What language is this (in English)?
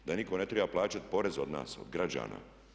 Croatian